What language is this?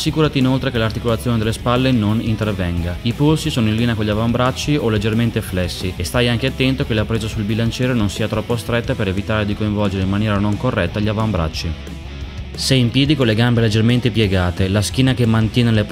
Italian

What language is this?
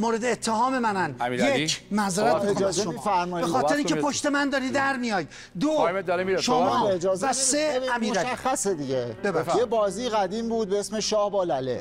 Persian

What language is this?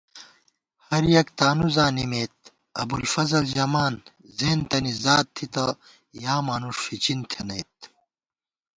Gawar-Bati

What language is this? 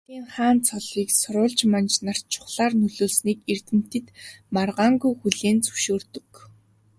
Mongolian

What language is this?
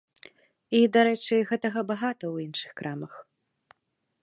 Belarusian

